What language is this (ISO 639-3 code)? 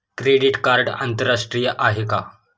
mar